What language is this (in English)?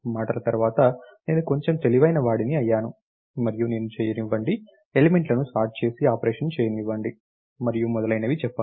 Telugu